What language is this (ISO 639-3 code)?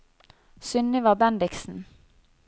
nor